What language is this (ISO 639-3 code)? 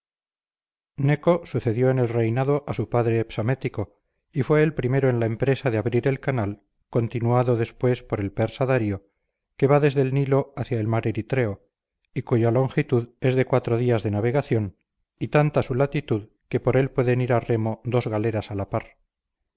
spa